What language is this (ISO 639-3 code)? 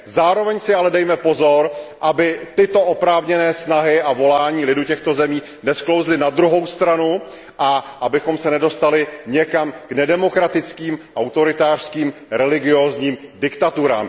ces